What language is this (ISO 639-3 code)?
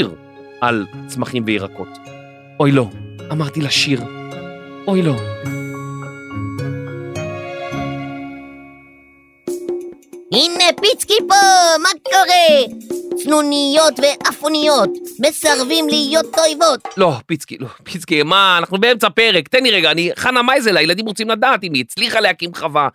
heb